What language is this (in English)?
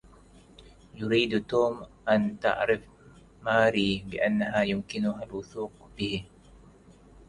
Arabic